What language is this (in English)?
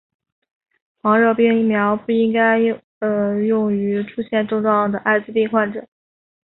Chinese